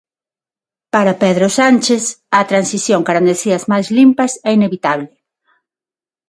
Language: Galician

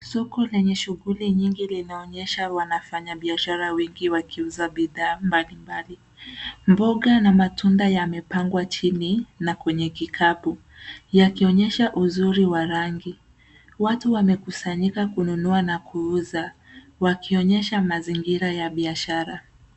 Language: Swahili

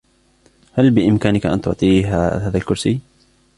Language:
Arabic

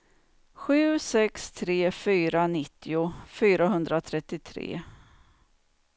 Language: Swedish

